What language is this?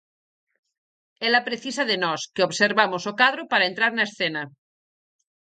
Galician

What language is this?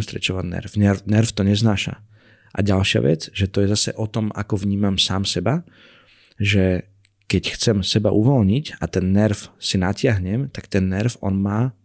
Slovak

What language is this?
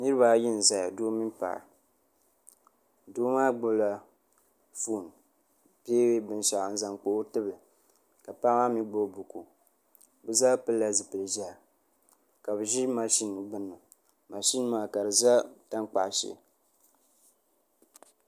Dagbani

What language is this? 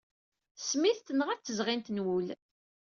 Kabyle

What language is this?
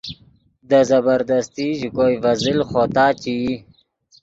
Yidgha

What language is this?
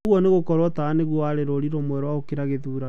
Kikuyu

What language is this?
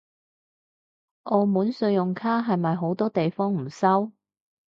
Cantonese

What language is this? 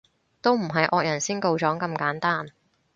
Cantonese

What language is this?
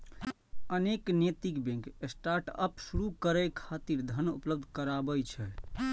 Maithili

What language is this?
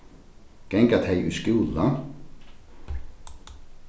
Faroese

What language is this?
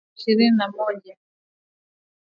Swahili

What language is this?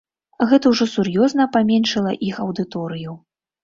Belarusian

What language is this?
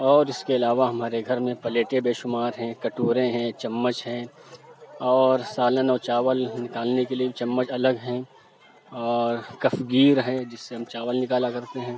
Urdu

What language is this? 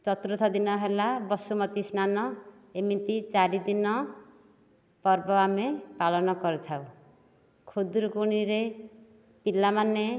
Odia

